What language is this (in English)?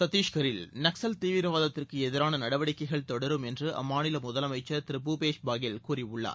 Tamil